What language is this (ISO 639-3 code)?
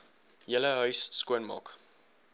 afr